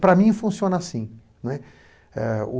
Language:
Portuguese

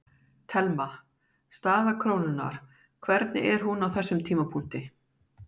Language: Icelandic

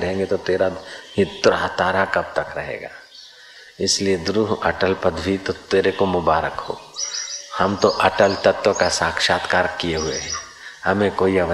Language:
Hindi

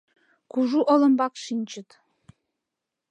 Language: Mari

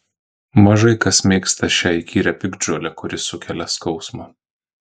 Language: Lithuanian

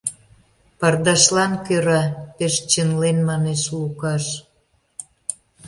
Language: Mari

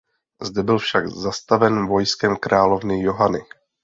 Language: Czech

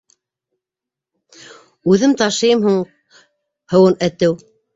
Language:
Bashkir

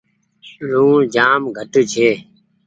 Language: Goaria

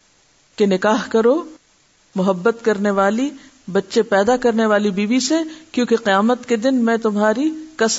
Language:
Urdu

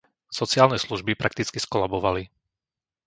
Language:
Slovak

